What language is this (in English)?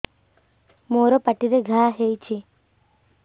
Odia